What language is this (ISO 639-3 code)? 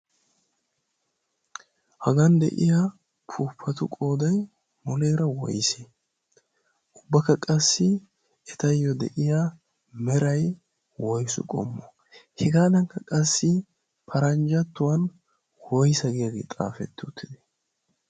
wal